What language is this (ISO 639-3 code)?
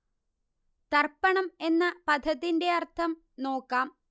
mal